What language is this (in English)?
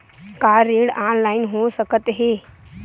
Chhattisgarhi